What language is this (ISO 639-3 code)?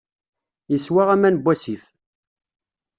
kab